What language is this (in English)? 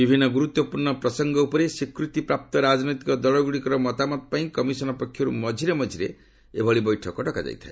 Odia